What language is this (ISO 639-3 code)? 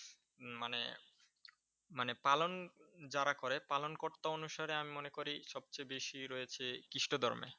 ben